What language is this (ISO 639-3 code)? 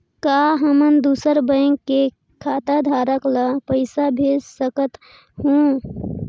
hne